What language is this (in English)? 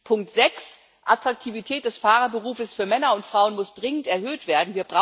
German